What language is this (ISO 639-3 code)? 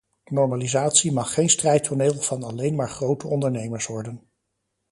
nld